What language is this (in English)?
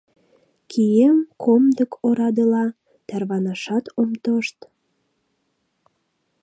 Mari